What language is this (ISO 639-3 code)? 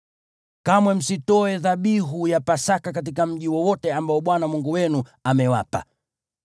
swa